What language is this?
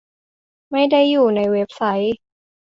Thai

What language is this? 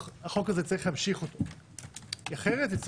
Hebrew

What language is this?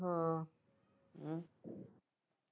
Punjabi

